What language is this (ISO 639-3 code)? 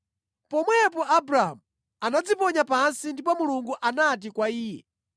nya